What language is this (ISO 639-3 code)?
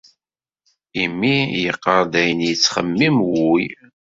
kab